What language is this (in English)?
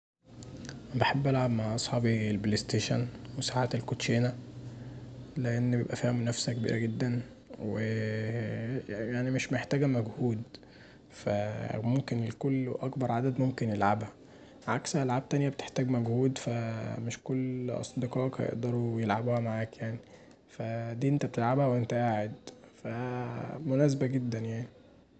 Egyptian Arabic